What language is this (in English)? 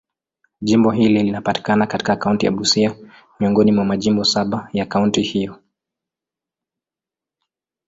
Swahili